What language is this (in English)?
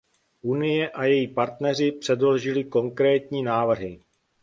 Czech